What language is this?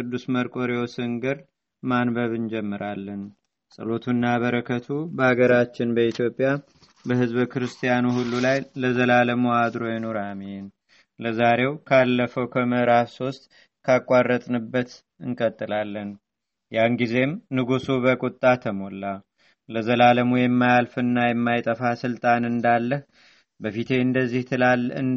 Amharic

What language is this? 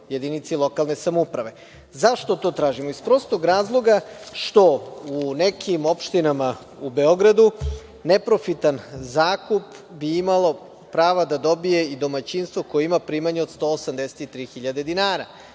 Serbian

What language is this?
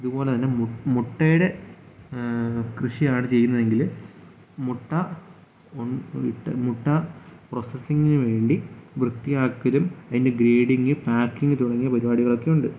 Malayalam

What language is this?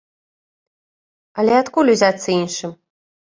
Belarusian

